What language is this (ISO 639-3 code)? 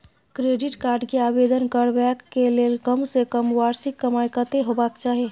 mai